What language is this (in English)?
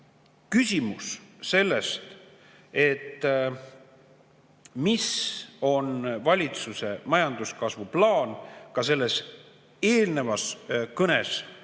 Estonian